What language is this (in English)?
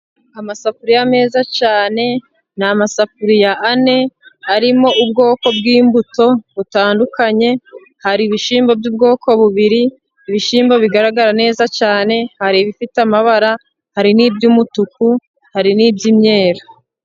Kinyarwanda